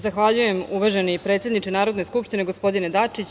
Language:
Serbian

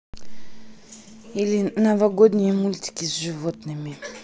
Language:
Russian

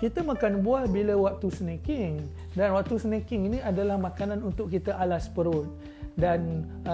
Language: Malay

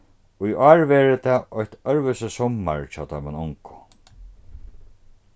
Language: Faroese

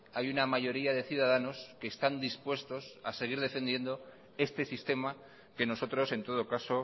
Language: Spanish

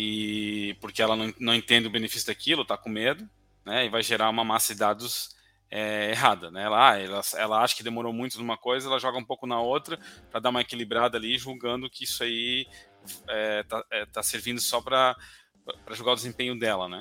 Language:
Portuguese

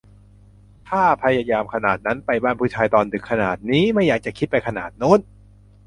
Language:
Thai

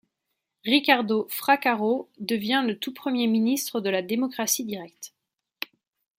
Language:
French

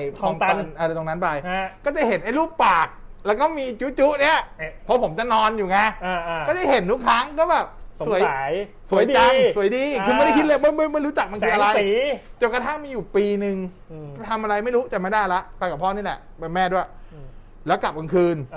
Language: Thai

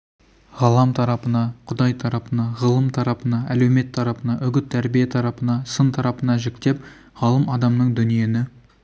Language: Kazakh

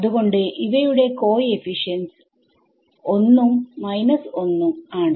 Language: Malayalam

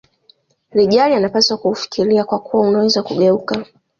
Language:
Swahili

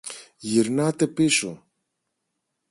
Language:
Greek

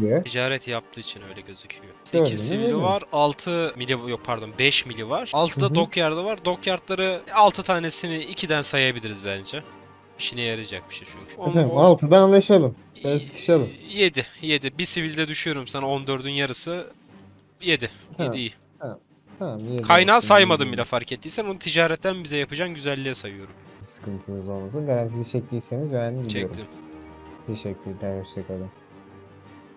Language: Turkish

